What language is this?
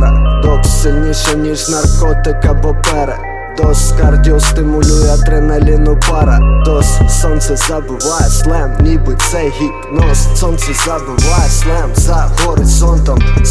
Ukrainian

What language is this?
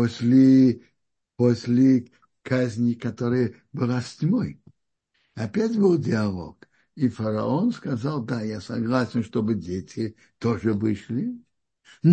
Russian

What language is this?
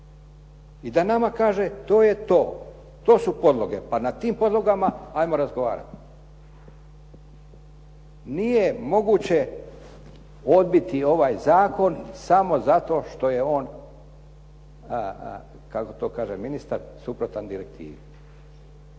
Croatian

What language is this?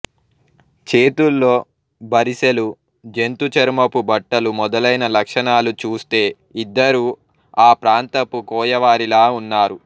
Telugu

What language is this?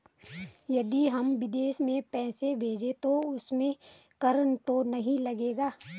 Hindi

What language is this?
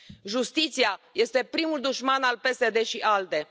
Romanian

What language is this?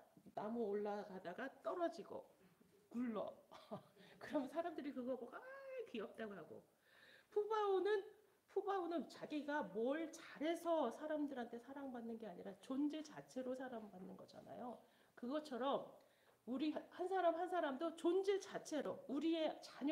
Korean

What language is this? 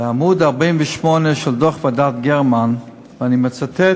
Hebrew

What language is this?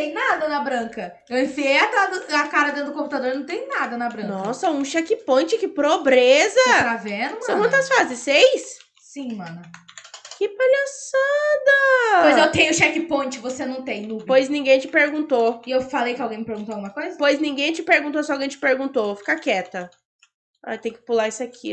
Portuguese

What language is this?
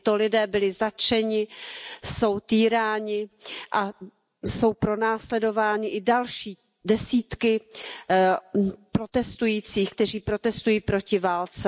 Czech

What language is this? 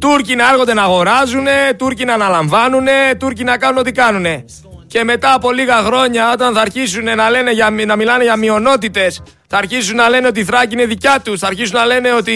Greek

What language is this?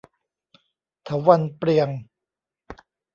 Thai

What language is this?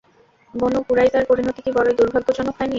Bangla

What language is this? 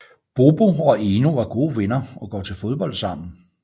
Danish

